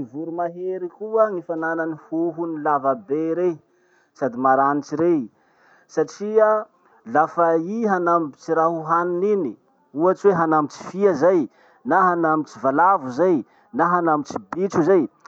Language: Masikoro Malagasy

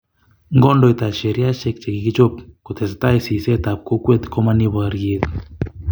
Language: Kalenjin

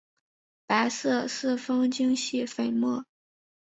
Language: Chinese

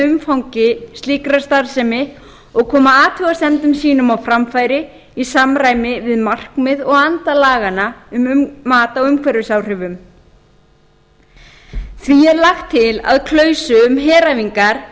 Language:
Icelandic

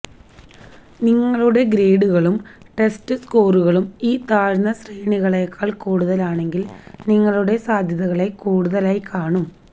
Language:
Malayalam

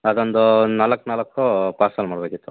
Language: Kannada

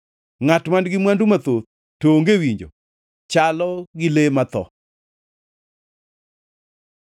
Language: Luo (Kenya and Tanzania)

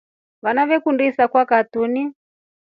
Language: Rombo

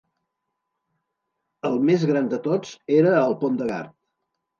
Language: Catalan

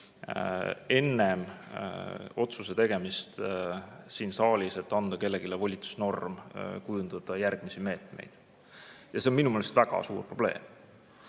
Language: Estonian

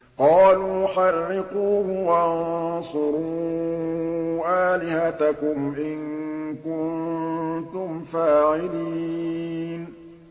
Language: Arabic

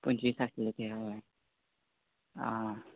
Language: Konkani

